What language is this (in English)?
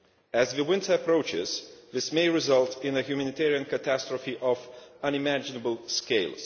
English